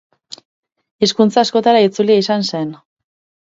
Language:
Basque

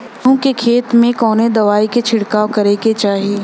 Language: Bhojpuri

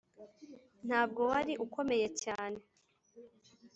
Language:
Kinyarwanda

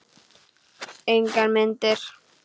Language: Icelandic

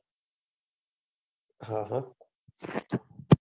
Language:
Gujarati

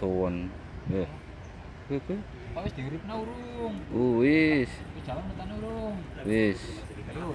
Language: Indonesian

